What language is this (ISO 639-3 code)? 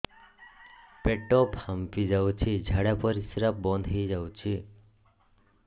ori